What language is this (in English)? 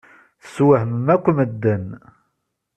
Kabyle